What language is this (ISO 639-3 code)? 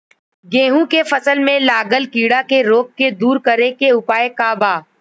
bho